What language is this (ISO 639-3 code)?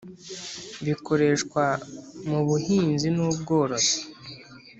kin